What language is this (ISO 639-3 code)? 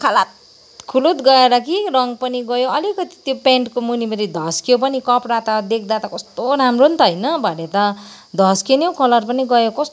nep